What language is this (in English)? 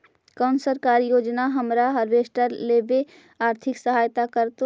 Magahi